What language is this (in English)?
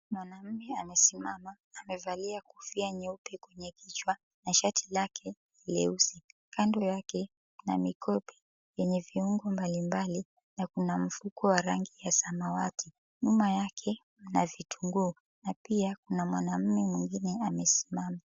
Swahili